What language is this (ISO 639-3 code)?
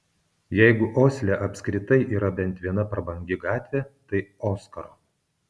lit